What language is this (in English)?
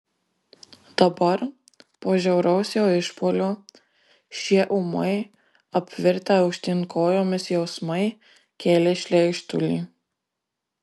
Lithuanian